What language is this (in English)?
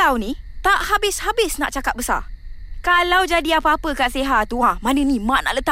Malay